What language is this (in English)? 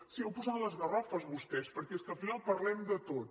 Catalan